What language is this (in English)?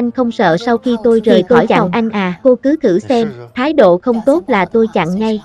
Vietnamese